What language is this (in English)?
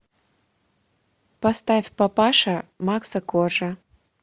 Russian